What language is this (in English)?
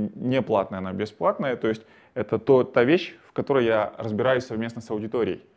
Russian